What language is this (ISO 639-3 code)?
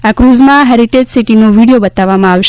guj